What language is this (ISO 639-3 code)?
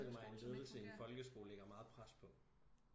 dan